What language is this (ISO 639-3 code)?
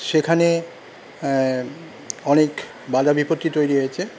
ben